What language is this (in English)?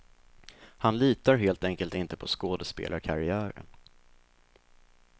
Swedish